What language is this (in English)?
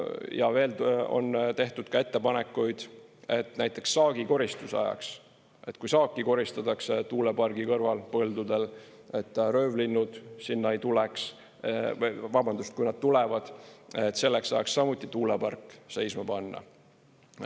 Estonian